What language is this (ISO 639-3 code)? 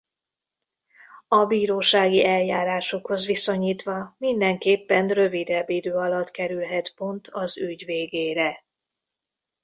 hun